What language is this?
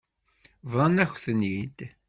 Kabyle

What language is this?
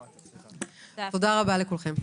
Hebrew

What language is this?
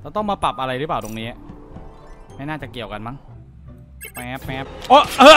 Thai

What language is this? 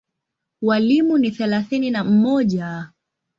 Swahili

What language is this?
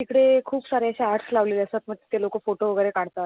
Marathi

